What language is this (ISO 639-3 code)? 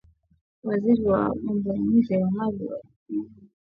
swa